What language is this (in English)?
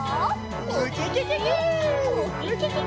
Japanese